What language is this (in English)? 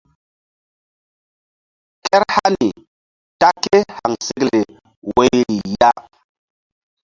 Mbum